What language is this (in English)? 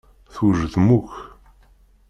Kabyle